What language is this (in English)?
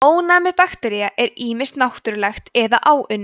Icelandic